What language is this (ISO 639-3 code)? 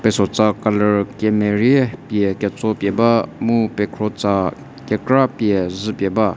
njm